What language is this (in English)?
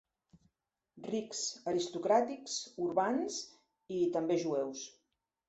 Catalan